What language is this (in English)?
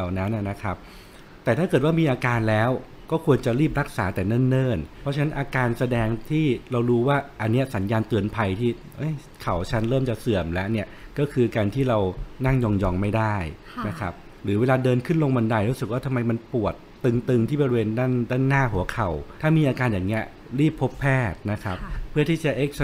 Thai